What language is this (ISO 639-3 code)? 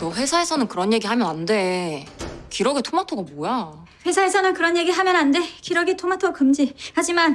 kor